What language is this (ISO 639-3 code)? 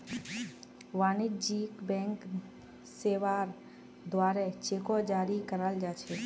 mag